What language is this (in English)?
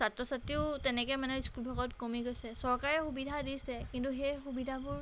Assamese